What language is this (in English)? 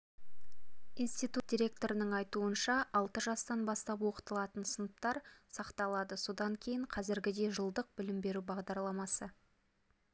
Kazakh